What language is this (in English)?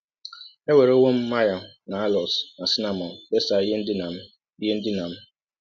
Igbo